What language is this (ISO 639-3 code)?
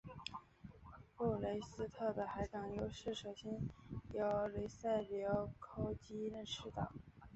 zho